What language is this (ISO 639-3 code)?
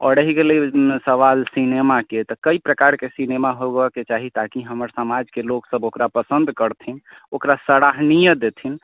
mai